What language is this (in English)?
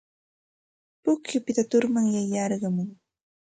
Santa Ana de Tusi Pasco Quechua